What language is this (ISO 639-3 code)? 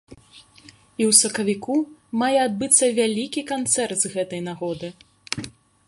bel